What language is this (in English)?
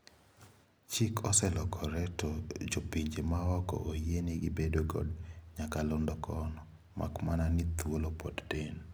Luo (Kenya and Tanzania)